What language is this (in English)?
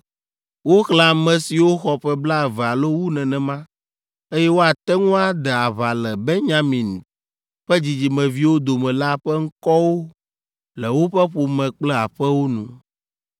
Ewe